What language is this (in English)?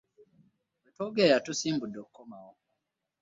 Ganda